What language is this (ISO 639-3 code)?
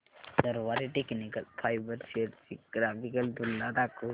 mar